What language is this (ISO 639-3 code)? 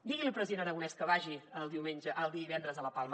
cat